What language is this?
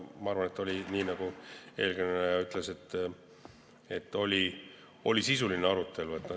Estonian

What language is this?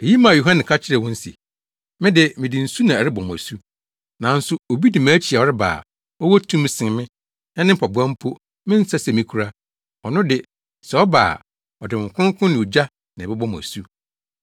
Akan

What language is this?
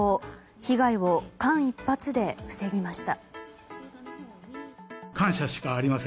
Japanese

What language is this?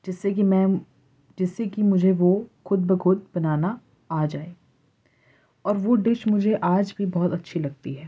Urdu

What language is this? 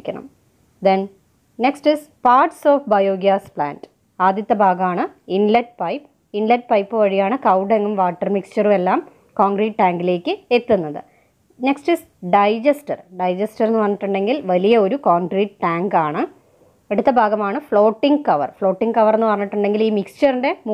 Hindi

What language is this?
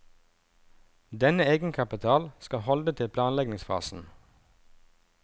Norwegian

